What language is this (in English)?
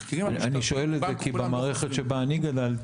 Hebrew